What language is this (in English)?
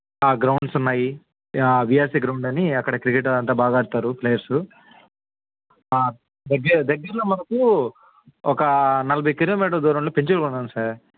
Telugu